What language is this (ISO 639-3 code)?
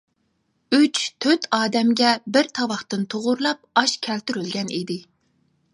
uig